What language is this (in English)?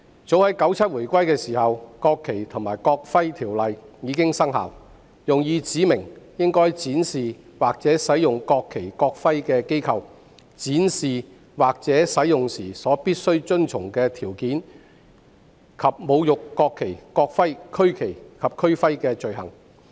Cantonese